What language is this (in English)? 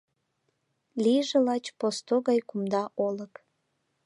Mari